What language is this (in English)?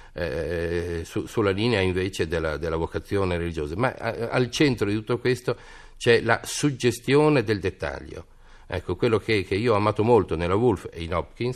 Italian